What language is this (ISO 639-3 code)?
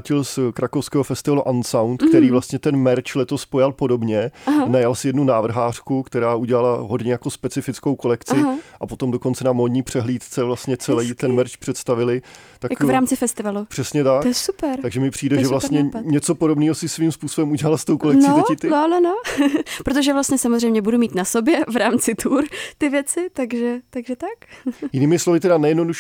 ces